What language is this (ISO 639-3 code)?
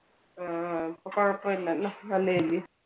mal